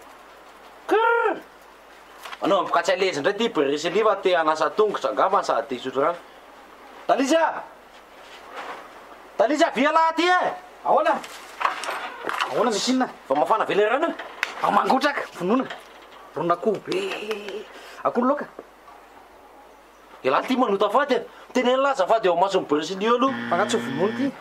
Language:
Romanian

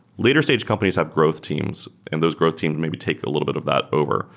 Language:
English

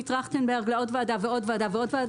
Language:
Hebrew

